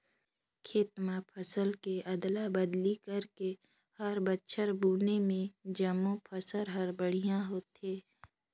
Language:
Chhattisgarhi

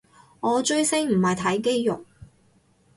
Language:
Cantonese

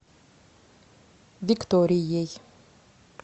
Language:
Russian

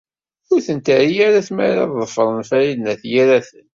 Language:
Kabyle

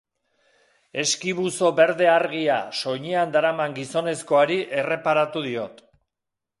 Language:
Basque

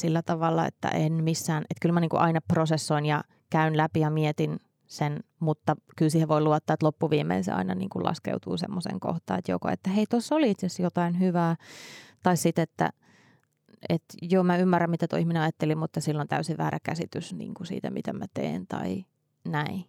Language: Finnish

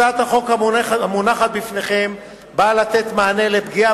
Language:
Hebrew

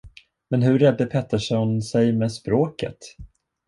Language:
Swedish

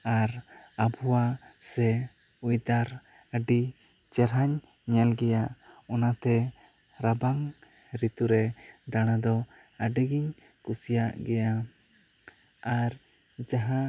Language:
Santali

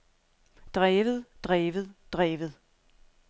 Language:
Danish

